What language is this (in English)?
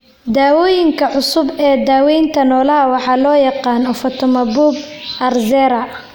Somali